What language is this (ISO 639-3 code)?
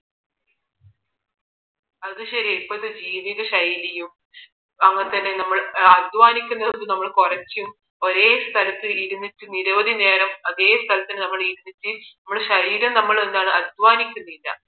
mal